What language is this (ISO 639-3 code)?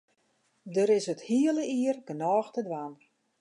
fry